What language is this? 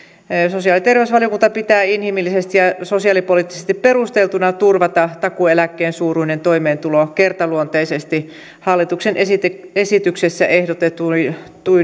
Finnish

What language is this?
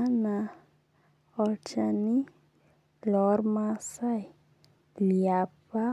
Masai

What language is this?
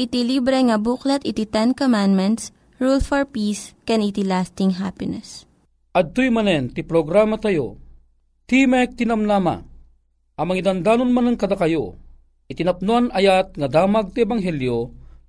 Filipino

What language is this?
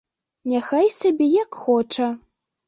Belarusian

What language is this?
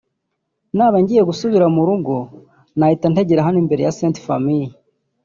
Kinyarwanda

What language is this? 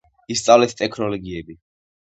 Georgian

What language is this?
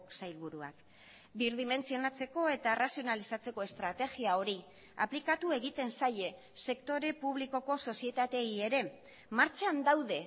Basque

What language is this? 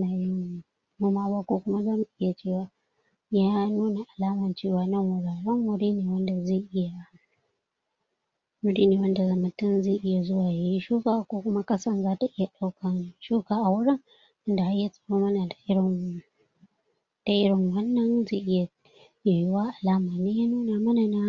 Hausa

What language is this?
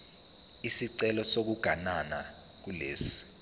Zulu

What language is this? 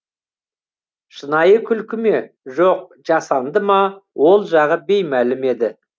Kazakh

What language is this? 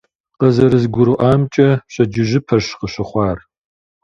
Kabardian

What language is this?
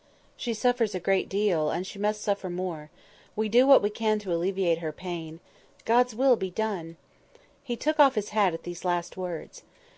English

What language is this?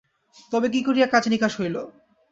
Bangla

